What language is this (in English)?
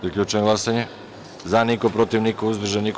Serbian